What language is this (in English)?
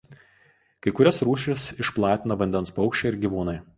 Lithuanian